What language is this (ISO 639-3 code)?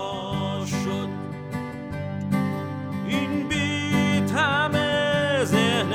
fas